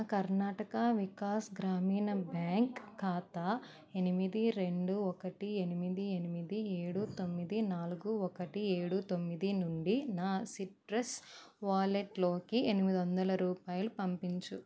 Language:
Telugu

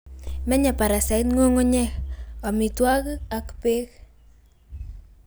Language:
Kalenjin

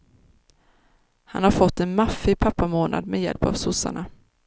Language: Swedish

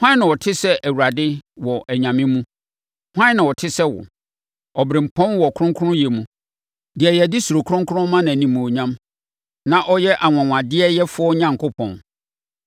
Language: Akan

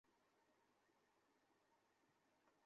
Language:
Bangla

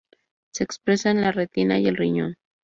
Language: Spanish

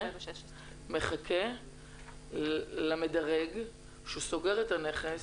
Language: Hebrew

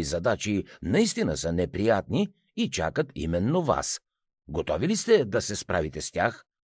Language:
Bulgarian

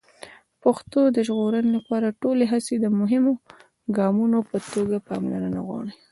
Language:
Pashto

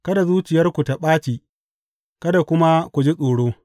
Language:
Hausa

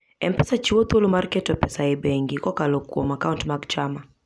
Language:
Luo (Kenya and Tanzania)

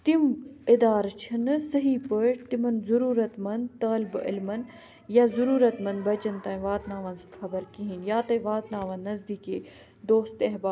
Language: Kashmiri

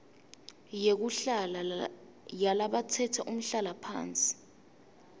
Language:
Swati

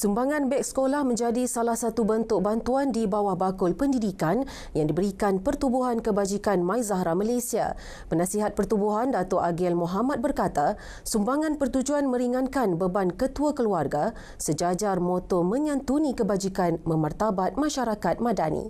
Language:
Malay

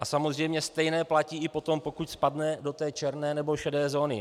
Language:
Czech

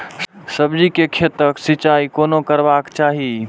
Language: Maithili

